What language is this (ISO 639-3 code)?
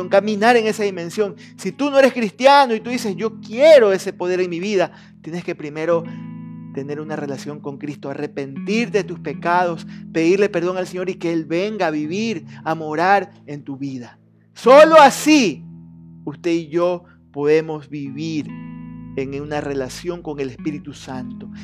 spa